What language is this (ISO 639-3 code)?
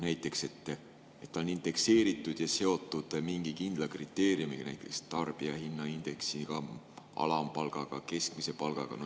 est